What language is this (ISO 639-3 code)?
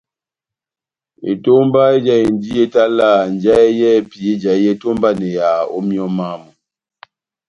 bnm